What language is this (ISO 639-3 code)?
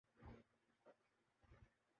urd